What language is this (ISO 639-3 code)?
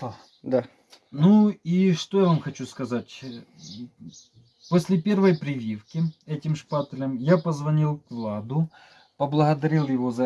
rus